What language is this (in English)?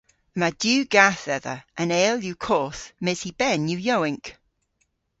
Cornish